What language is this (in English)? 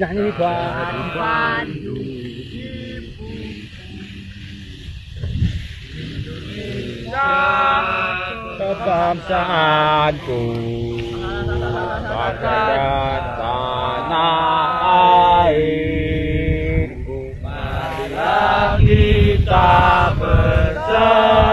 Indonesian